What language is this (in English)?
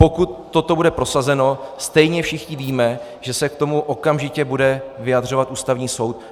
Czech